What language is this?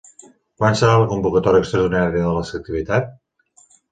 Catalan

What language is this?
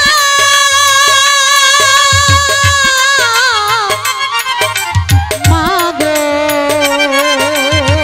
Hindi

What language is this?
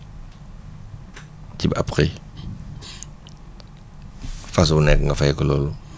Wolof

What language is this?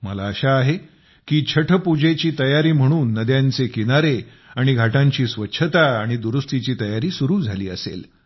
Marathi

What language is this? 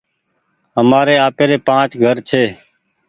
Goaria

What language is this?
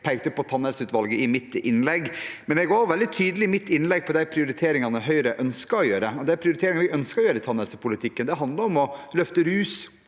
Norwegian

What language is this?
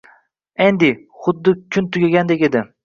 Uzbek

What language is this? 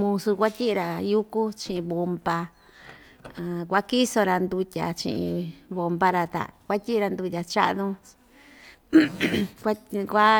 Ixtayutla Mixtec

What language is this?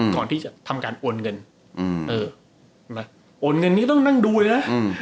Thai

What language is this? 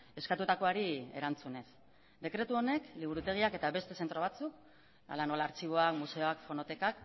Basque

